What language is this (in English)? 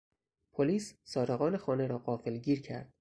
Persian